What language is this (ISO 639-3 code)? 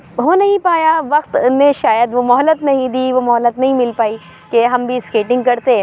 urd